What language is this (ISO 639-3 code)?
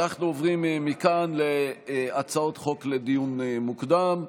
heb